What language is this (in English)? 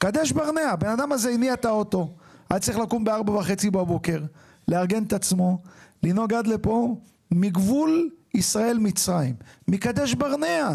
Hebrew